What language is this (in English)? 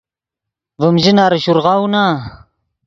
Yidgha